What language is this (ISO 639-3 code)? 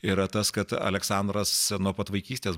lit